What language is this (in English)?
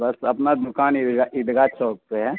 Urdu